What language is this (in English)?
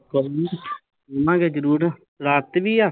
Punjabi